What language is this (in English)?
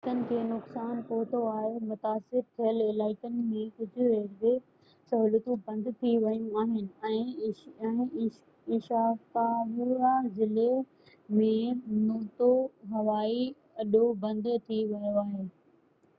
Sindhi